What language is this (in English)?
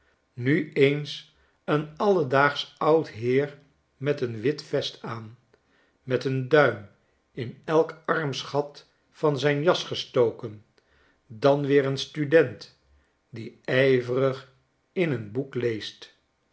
Dutch